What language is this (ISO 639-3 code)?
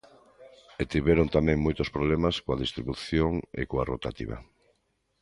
glg